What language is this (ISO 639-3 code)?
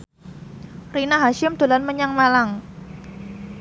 jav